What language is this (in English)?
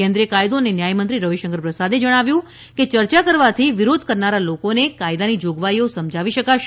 Gujarati